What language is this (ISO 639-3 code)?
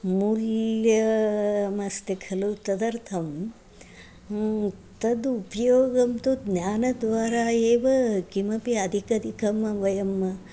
san